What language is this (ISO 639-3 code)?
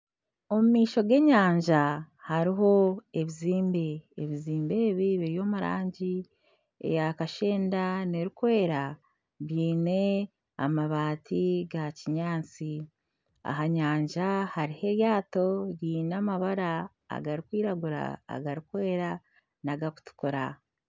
nyn